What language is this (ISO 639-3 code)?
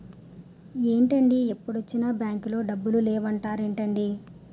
tel